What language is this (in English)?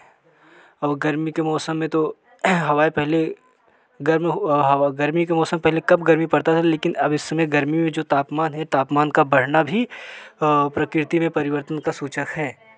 Hindi